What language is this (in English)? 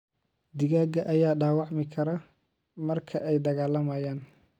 Somali